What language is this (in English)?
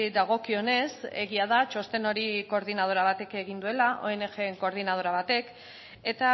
Basque